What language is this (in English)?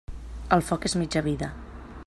Catalan